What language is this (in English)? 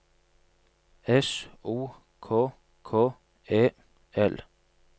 Norwegian